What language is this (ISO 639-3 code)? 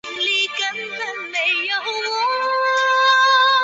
zho